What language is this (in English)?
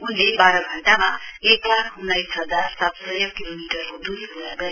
Nepali